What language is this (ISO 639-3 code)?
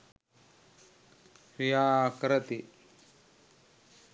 sin